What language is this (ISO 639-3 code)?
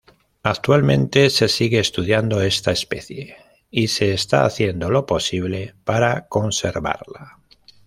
spa